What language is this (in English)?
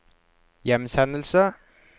Norwegian